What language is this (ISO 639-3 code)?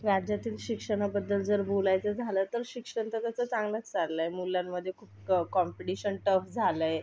mar